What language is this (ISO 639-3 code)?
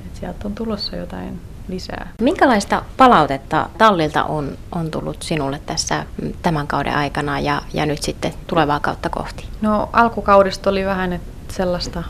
fin